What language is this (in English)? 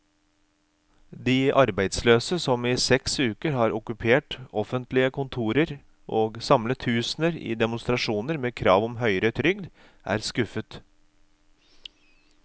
Norwegian